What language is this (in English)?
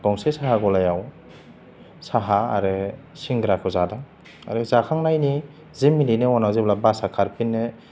Bodo